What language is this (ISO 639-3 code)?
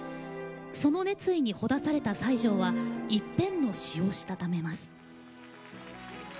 jpn